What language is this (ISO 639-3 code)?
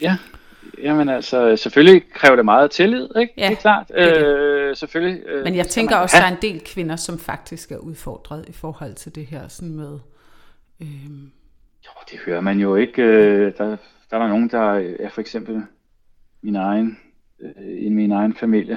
dan